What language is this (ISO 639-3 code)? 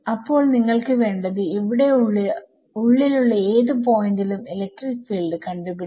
mal